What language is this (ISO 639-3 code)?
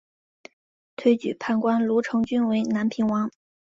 zho